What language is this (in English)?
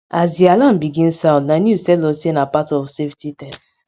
Nigerian Pidgin